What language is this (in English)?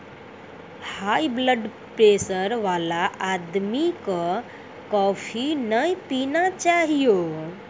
Maithili